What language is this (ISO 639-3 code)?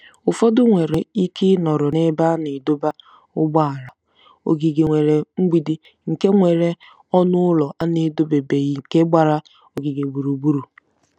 ibo